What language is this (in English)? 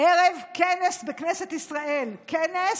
Hebrew